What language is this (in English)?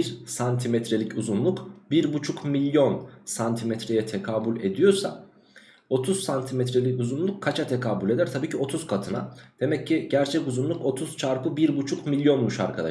Turkish